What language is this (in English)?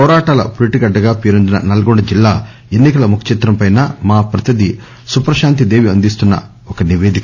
Telugu